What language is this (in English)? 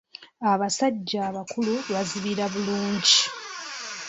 Ganda